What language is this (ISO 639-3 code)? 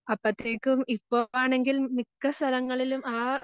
mal